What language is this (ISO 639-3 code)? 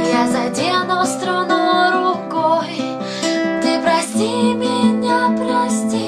ukr